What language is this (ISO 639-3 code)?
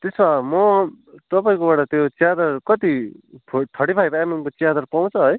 nep